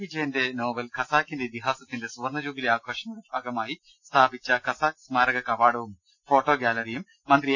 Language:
Malayalam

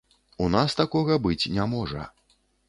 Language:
Belarusian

